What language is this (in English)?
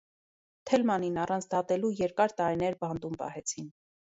Armenian